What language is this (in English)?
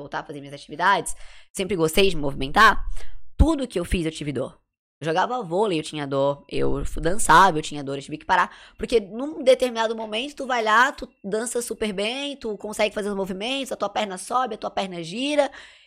Portuguese